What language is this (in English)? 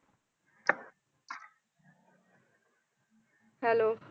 Punjabi